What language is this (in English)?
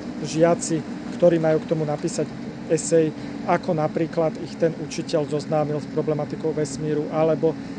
Slovak